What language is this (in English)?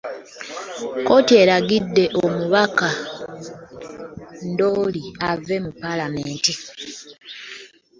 Ganda